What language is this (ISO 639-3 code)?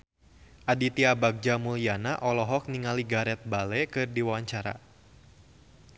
sun